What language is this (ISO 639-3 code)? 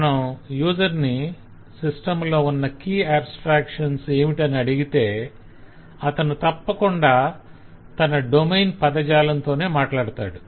tel